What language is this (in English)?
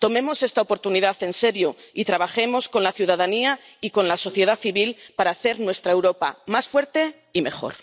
Spanish